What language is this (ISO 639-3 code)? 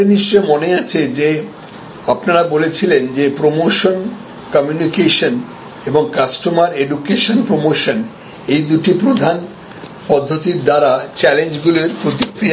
ben